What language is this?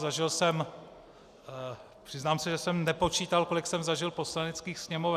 Czech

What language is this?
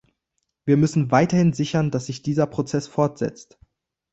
German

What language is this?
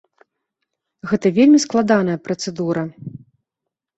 Belarusian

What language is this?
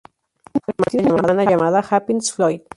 Spanish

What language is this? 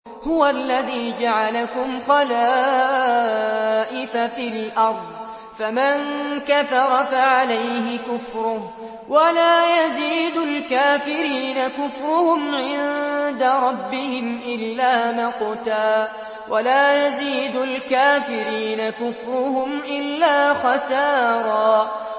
Arabic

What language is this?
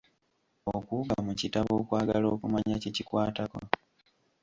Ganda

